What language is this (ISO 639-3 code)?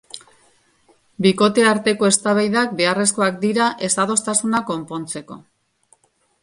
eus